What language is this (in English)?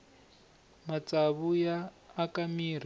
Tsonga